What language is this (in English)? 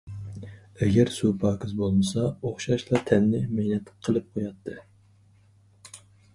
Uyghur